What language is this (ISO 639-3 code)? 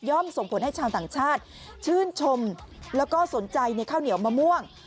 tha